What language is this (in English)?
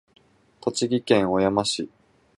Japanese